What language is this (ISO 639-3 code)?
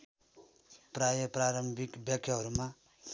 nep